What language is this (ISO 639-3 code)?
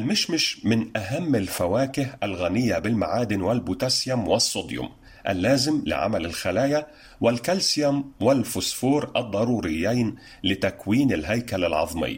ara